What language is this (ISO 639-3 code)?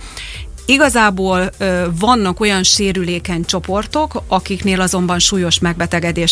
hun